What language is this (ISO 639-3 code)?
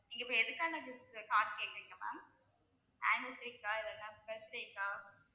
tam